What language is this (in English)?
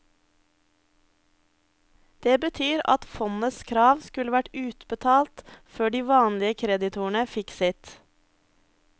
Norwegian